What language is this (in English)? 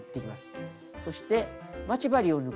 Japanese